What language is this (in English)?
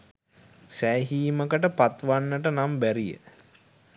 Sinhala